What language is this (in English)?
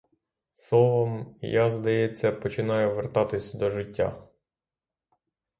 Ukrainian